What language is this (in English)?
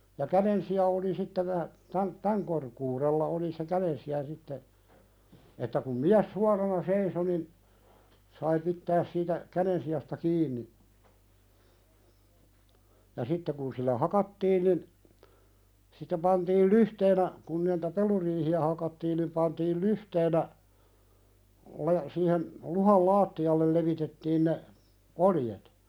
Finnish